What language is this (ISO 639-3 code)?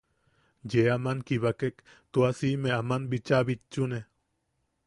yaq